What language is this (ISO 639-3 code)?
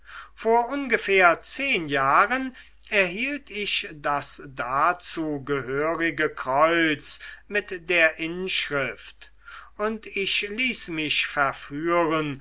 deu